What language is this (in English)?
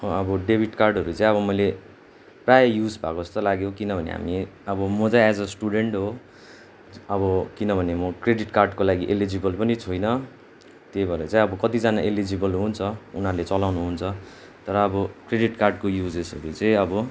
Nepali